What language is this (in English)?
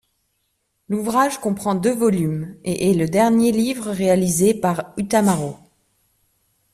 French